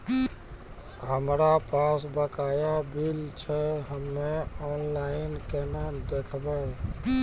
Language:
Maithili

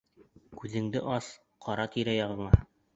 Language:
Bashkir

